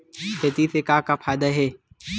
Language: Chhattisgarhi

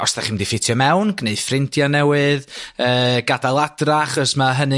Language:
Welsh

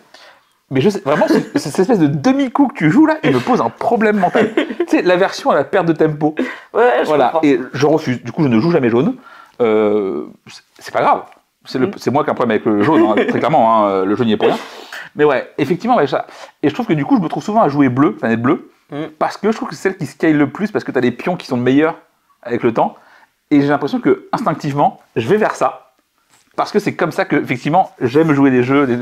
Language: French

